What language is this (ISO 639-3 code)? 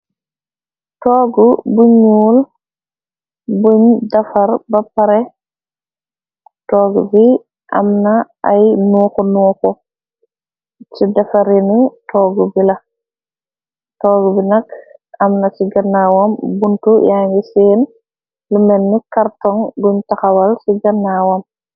wol